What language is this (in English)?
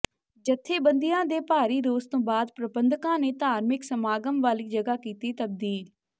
Punjabi